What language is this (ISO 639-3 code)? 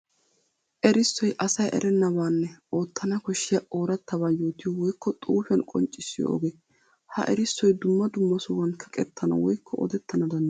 wal